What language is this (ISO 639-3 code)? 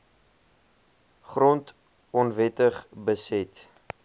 afr